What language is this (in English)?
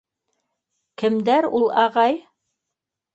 Bashkir